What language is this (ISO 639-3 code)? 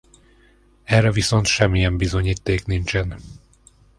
hun